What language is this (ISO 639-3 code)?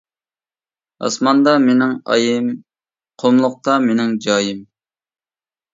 uig